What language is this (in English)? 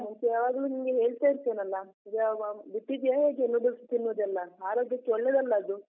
Kannada